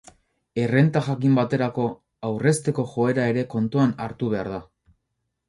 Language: Basque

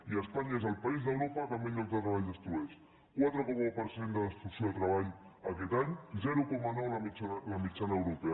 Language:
Catalan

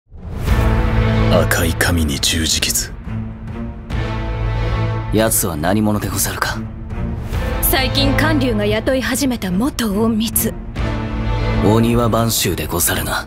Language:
Japanese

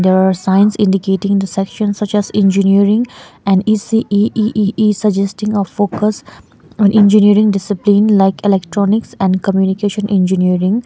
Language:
English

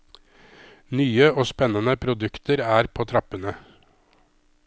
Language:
Norwegian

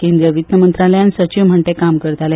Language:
Konkani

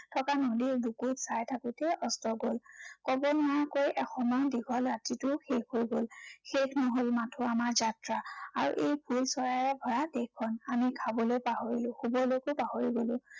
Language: Assamese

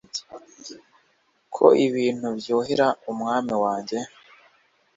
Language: Kinyarwanda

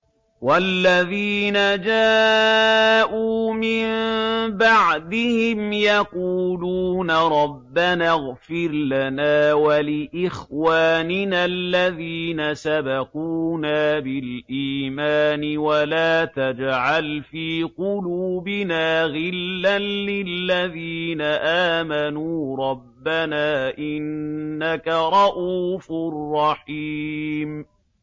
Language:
Arabic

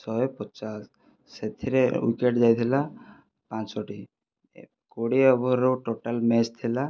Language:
Odia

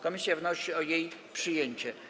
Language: Polish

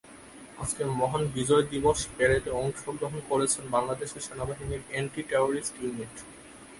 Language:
Bangla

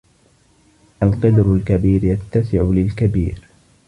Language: Arabic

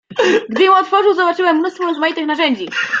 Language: Polish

